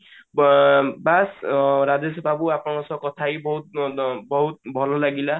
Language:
Odia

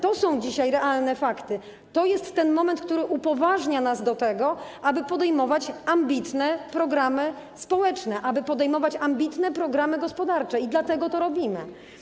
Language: Polish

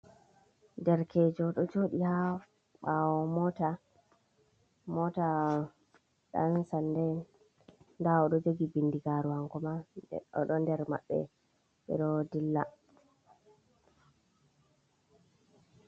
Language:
Fula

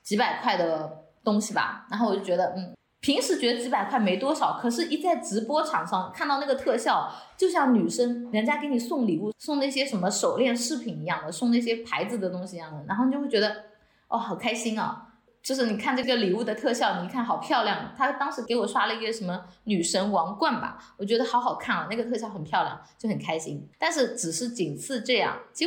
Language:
Chinese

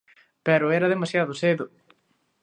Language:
Galician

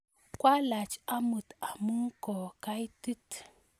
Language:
Kalenjin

